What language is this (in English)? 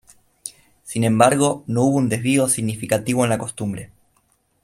Spanish